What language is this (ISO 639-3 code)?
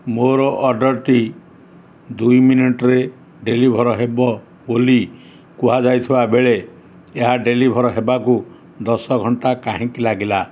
ori